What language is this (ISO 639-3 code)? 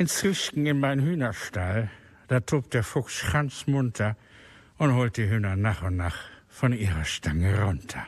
deu